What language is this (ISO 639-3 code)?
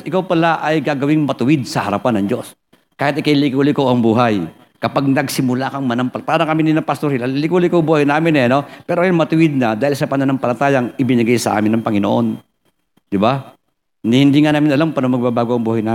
fil